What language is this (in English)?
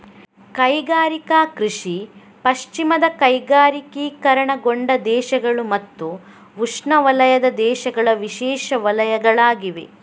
Kannada